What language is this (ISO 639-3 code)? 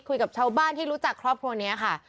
tha